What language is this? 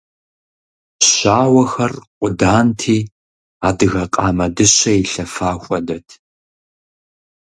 Kabardian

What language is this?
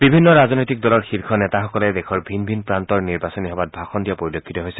Assamese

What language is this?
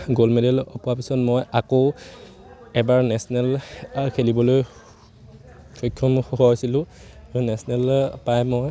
Assamese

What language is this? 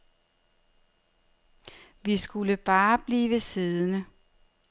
Danish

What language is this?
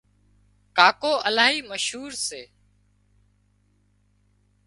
Wadiyara Koli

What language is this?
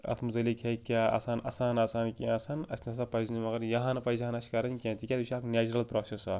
Kashmiri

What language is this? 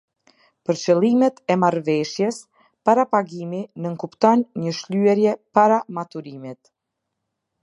Albanian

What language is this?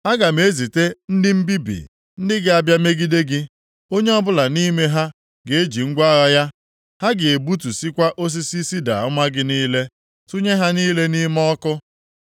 Igbo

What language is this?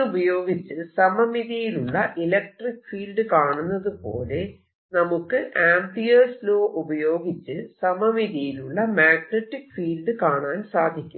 Malayalam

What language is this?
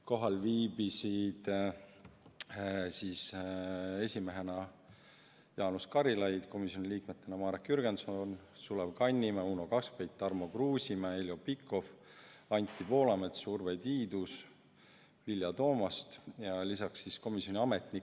Estonian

